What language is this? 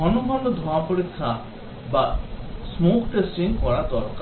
Bangla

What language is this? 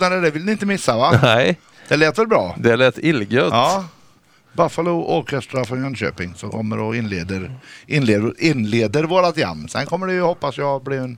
Swedish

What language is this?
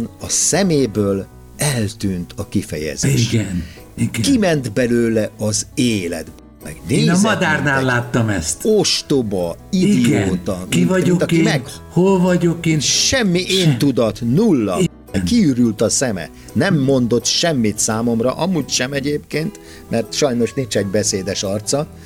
Hungarian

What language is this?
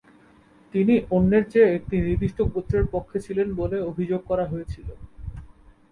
Bangla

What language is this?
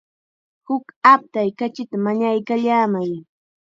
Chiquián Ancash Quechua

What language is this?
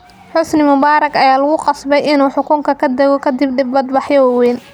Somali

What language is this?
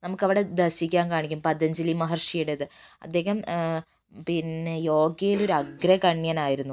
Malayalam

